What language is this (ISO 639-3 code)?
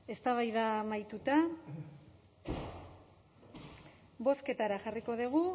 eus